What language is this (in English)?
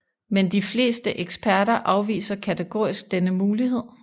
Danish